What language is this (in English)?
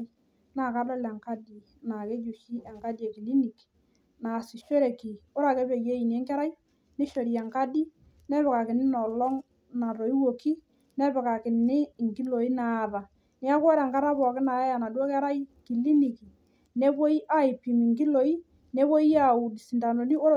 Masai